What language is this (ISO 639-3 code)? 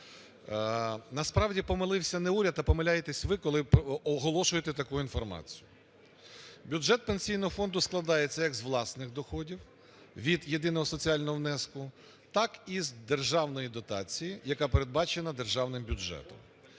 ukr